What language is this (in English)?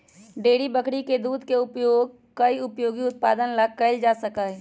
Magahi